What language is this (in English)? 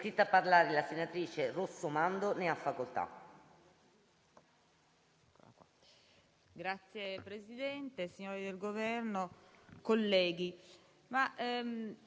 Italian